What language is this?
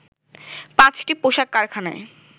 Bangla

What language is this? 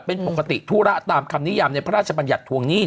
Thai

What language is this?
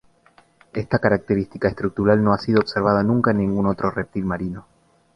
Spanish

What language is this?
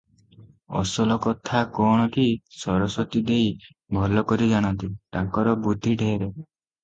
Odia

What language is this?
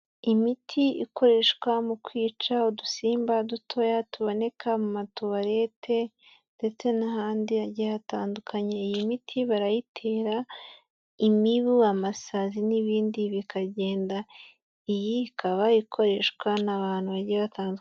Kinyarwanda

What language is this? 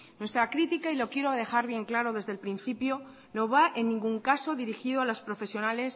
Spanish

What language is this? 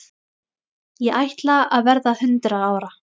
Icelandic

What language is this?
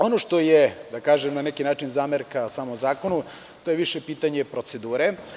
Serbian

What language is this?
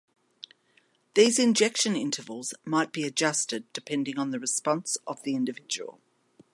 English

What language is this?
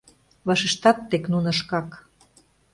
Mari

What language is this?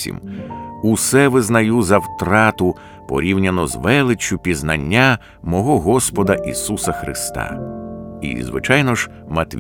Ukrainian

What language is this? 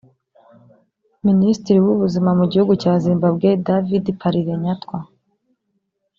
Kinyarwanda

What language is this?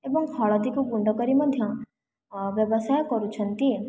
Odia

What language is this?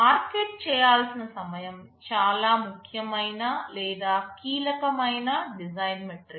Telugu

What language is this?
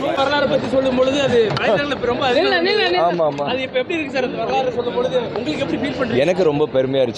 Romanian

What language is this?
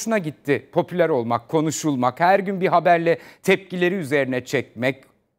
Turkish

